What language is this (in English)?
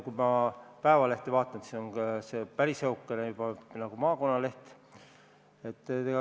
Estonian